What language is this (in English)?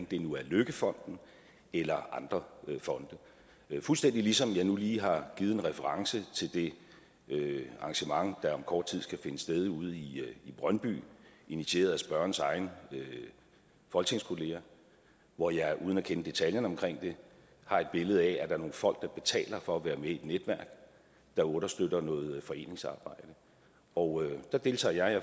Danish